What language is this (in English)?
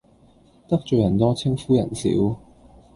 Cantonese